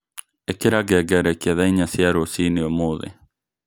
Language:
Kikuyu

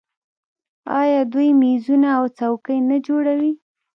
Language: Pashto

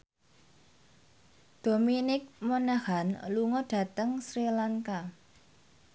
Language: Javanese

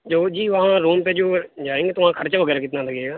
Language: Urdu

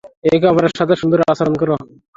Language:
Bangla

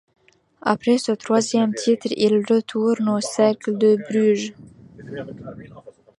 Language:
French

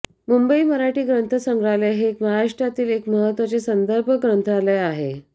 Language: Marathi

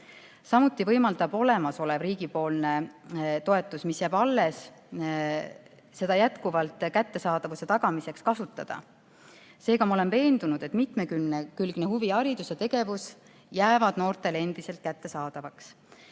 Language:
Estonian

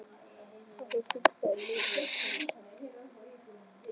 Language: Icelandic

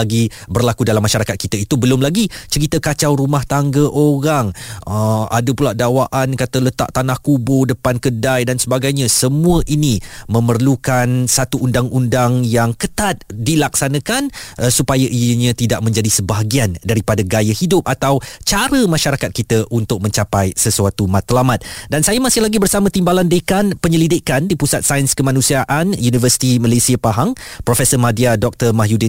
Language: Malay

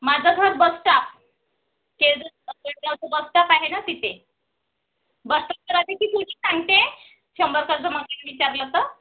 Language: Marathi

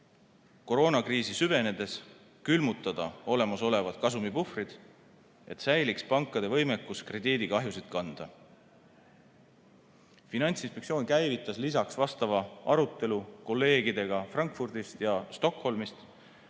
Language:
Estonian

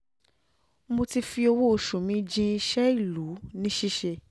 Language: Yoruba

